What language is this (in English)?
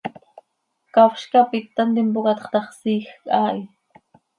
Seri